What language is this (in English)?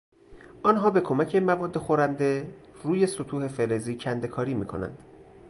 Persian